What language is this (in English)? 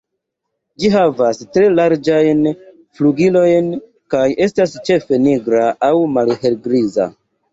Esperanto